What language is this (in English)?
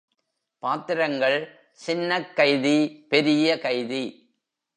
Tamil